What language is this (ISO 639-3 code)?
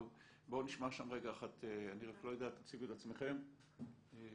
heb